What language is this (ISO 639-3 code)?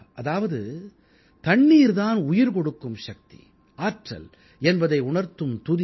tam